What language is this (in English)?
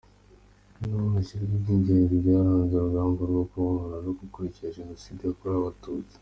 Kinyarwanda